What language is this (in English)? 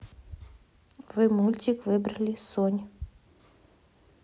Russian